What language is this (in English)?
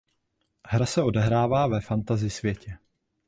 Czech